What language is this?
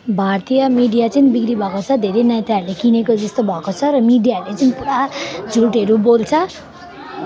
Nepali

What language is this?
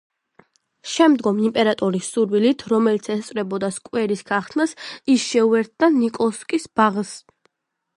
Georgian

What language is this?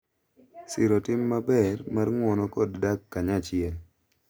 Luo (Kenya and Tanzania)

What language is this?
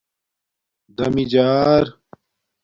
Domaaki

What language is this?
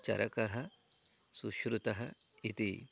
Sanskrit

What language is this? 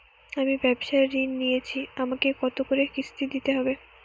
Bangla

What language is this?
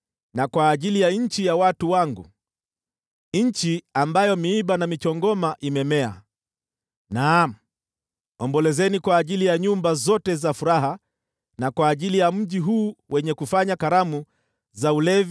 Swahili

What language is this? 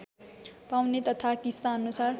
Nepali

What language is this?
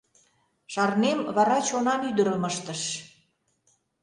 Mari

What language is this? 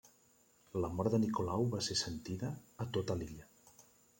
Catalan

